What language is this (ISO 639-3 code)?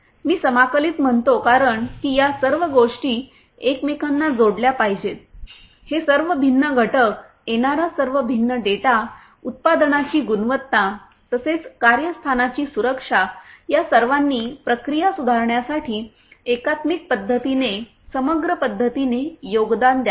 mar